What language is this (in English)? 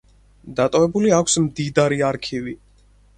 Georgian